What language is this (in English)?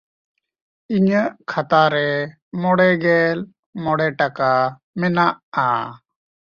Santali